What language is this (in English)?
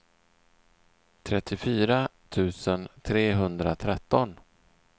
Swedish